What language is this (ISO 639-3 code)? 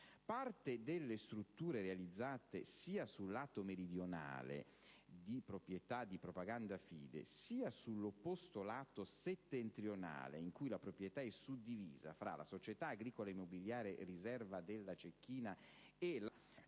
ita